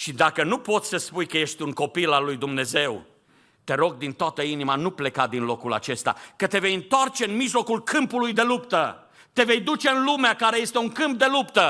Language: Romanian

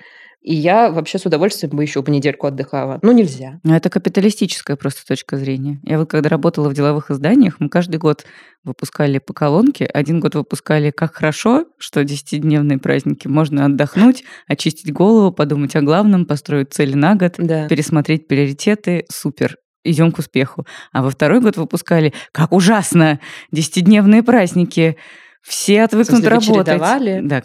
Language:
Russian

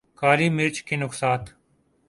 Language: Urdu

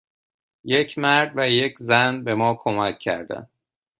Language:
Persian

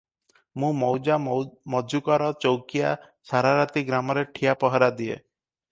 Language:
Odia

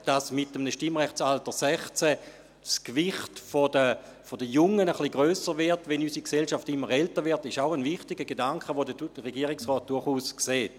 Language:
Swiss German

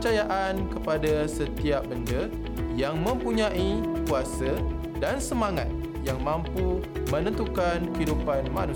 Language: Malay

